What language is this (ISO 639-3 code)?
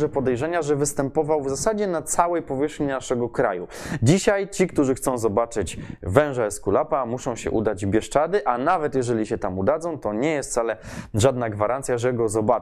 pol